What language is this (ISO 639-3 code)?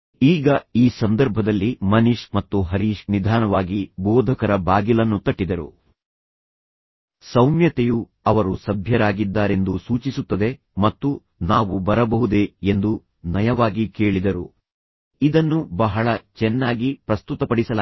kan